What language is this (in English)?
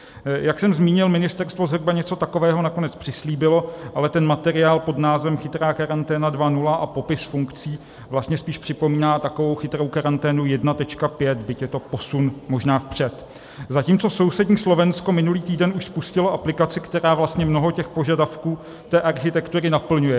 Czech